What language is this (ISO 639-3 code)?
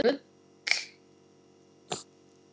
isl